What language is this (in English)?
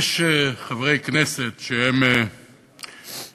Hebrew